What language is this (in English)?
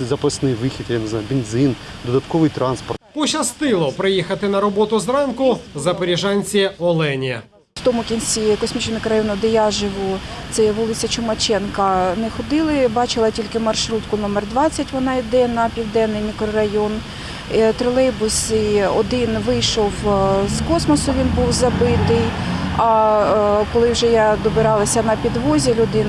Ukrainian